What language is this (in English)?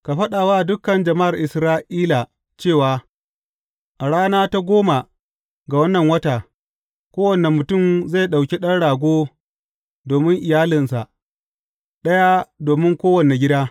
Hausa